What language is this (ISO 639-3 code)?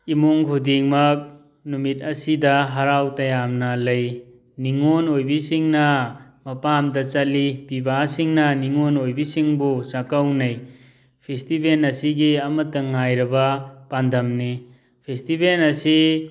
mni